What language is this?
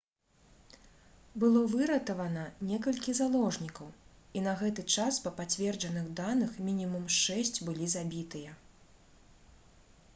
Belarusian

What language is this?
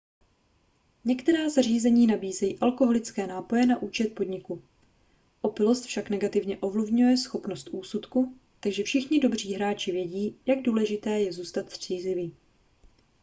Czech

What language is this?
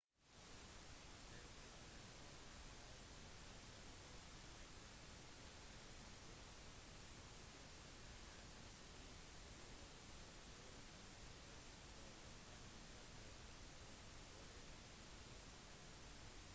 Norwegian Bokmål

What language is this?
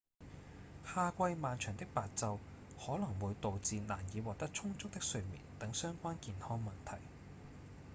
Cantonese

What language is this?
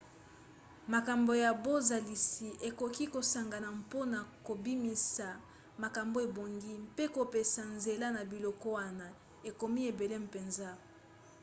Lingala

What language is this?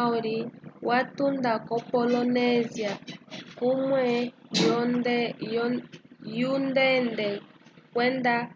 Umbundu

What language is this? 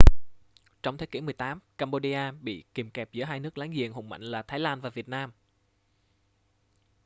Vietnamese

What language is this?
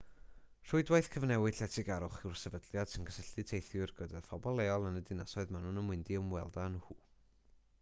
Welsh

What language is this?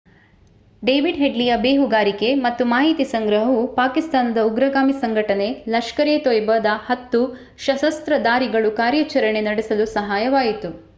Kannada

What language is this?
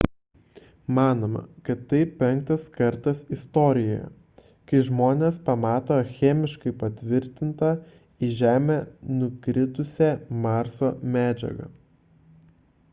Lithuanian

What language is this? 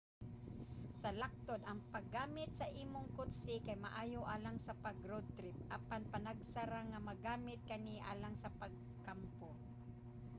Cebuano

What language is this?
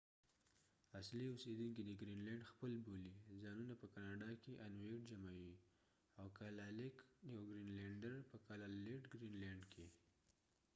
Pashto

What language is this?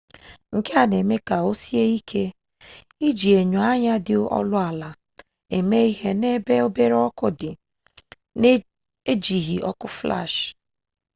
Igbo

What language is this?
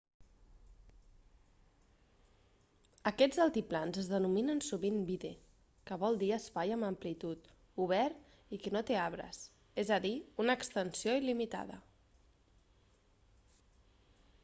Catalan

